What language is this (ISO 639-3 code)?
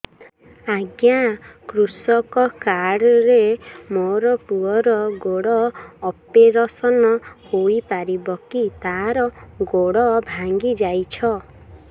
ori